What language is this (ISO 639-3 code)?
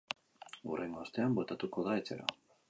eus